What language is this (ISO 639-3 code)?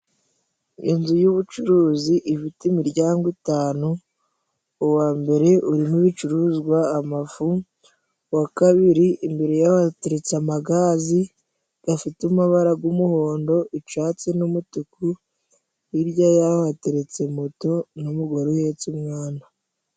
kin